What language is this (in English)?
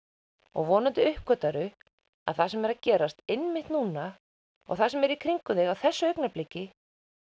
Icelandic